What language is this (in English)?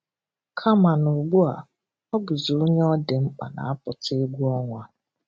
Igbo